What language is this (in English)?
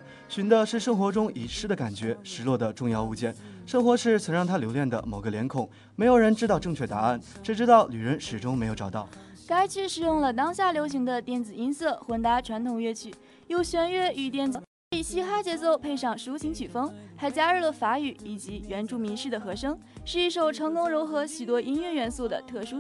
Chinese